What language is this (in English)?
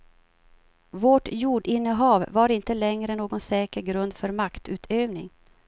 Swedish